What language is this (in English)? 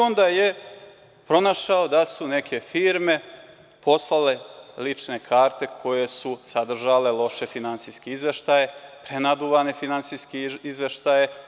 Serbian